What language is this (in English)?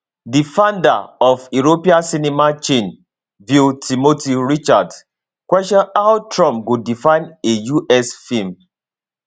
Nigerian Pidgin